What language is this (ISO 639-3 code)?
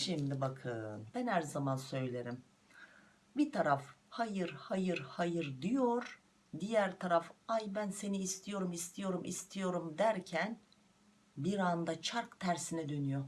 tur